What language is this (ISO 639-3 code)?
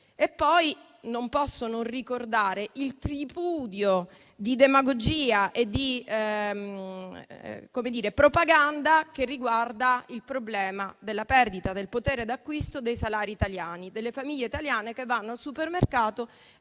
ita